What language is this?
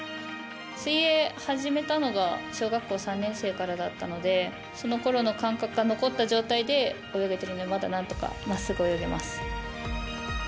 Japanese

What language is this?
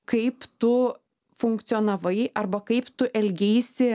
Lithuanian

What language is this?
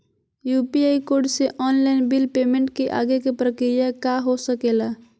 Magahi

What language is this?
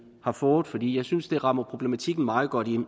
Danish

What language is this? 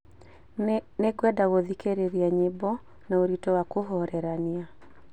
Kikuyu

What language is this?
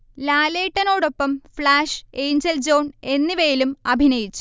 Malayalam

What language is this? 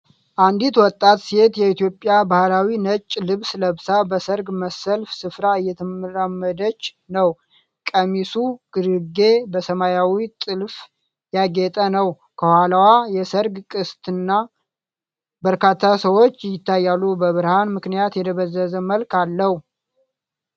Amharic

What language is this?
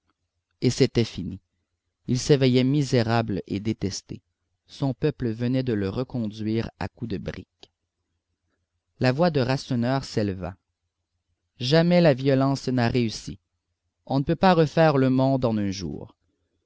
French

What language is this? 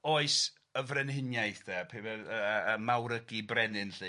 Welsh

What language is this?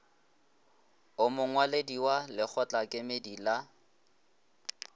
Northern Sotho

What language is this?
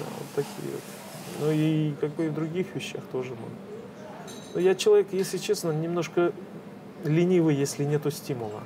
Russian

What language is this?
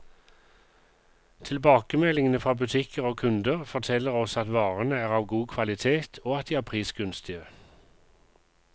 Norwegian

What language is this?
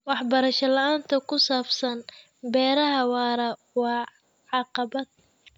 Somali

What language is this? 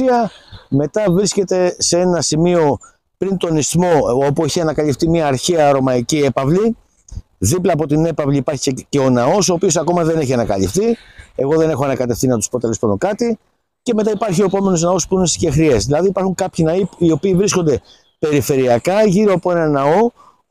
Greek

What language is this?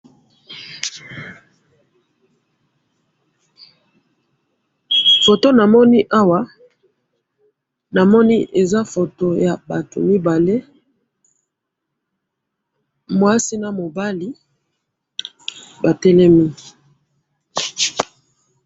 Lingala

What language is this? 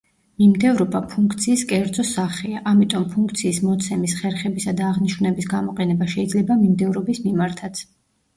Georgian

